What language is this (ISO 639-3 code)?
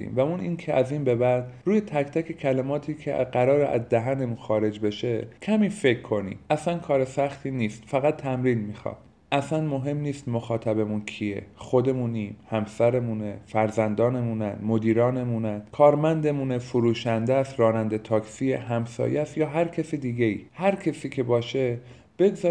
fas